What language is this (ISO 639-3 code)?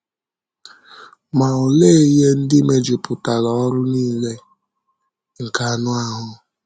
ibo